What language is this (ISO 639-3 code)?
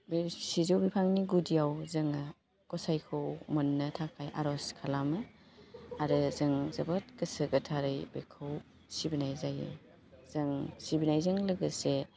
brx